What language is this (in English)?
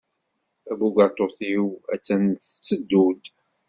Kabyle